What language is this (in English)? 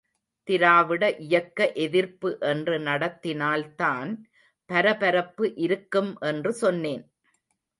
Tamil